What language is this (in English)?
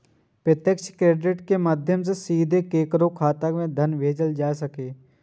Maithili